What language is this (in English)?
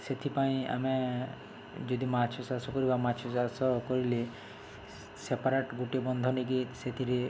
Odia